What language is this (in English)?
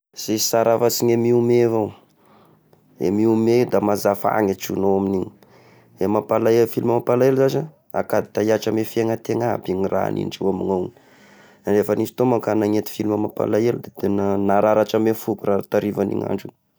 Tesaka Malagasy